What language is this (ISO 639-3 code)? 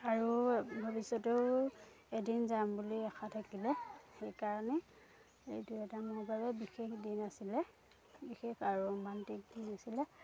asm